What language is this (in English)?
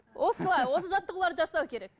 Kazakh